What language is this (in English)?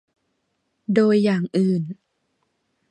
Thai